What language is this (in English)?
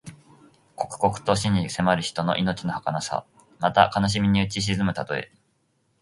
Japanese